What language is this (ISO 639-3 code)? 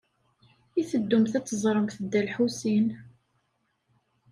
kab